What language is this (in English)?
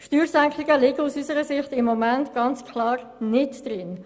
Swiss German